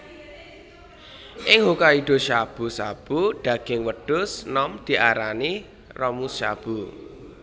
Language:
Javanese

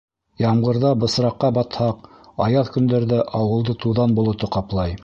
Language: Bashkir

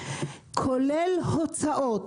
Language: Hebrew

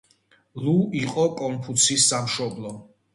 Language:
Georgian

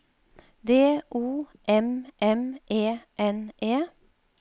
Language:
Norwegian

